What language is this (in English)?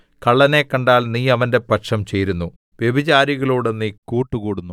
Malayalam